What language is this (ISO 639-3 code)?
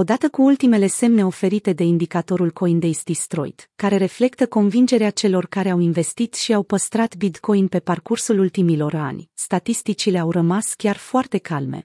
ron